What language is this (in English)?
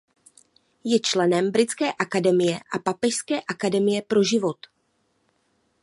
Czech